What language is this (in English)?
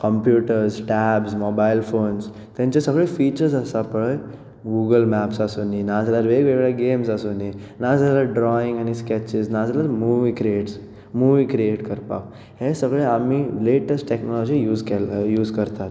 Konkani